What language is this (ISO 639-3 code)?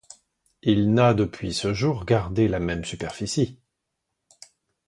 fra